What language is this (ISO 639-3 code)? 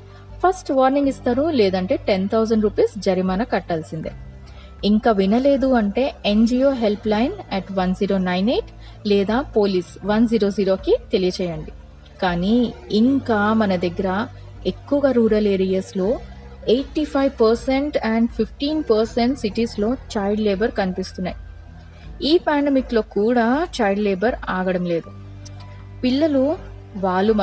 tel